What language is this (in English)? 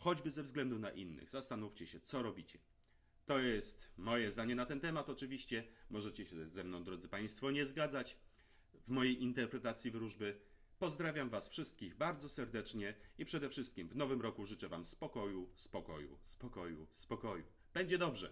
Polish